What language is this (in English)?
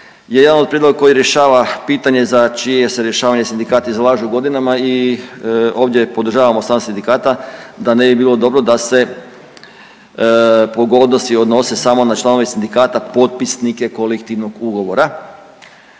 Croatian